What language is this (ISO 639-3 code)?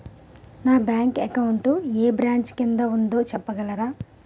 tel